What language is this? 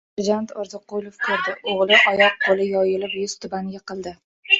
Uzbek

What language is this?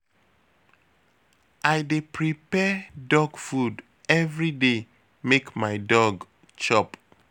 Nigerian Pidgin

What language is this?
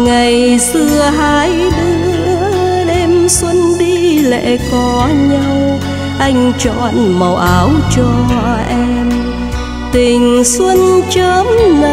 Vietnamese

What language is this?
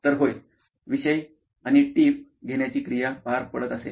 Marathi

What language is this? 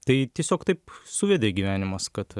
Lithuanian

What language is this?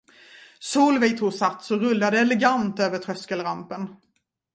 Swedish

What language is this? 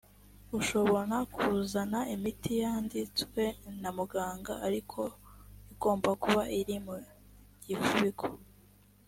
Kinyarwanda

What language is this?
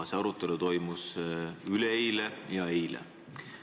Estonian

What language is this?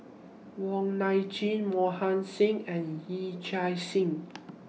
English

